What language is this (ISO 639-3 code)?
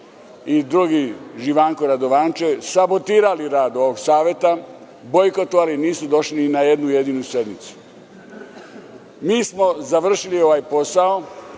srp